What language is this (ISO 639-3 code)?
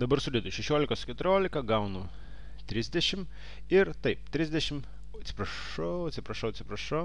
lit